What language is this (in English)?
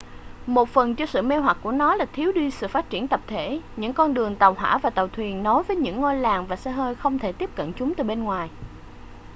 Vietnamese